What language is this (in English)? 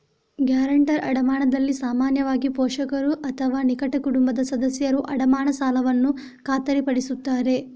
Kannada